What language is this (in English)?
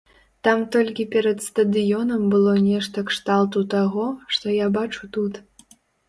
Belarusian